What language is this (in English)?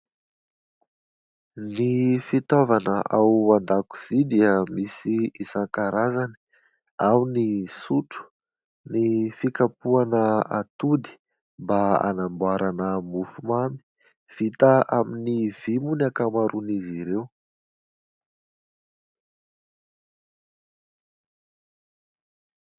Malagasy